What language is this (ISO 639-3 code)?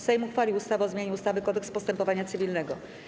pol